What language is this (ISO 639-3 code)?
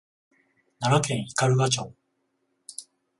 jpn